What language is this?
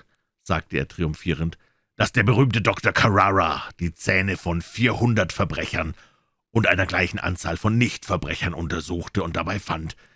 German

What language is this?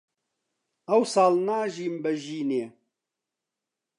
Central Kurdish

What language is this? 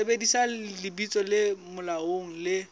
Southern Sotho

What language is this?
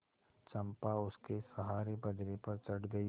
Hindi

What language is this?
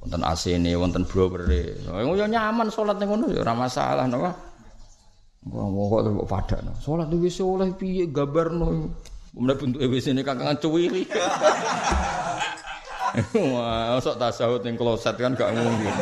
Malay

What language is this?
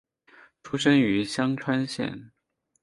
Chinese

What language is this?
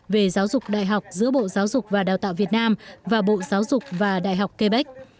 Vietnamese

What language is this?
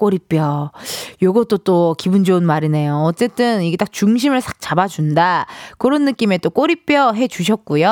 Korean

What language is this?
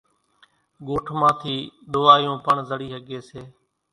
Kachi Koli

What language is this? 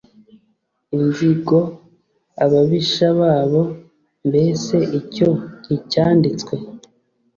Kinyarwanda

